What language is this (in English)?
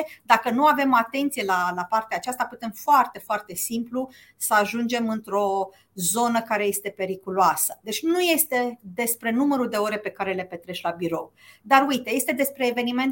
Romanian